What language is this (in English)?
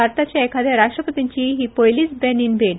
Konkani